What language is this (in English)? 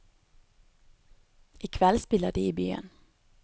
Norwegian